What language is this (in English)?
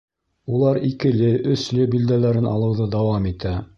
Bashkir